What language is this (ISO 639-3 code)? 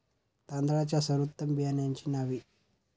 mar